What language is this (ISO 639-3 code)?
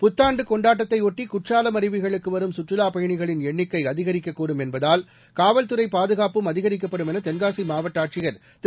tam